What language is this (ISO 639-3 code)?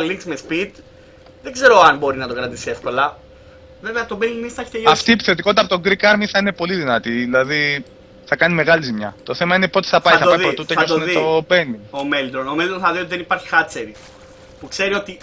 ell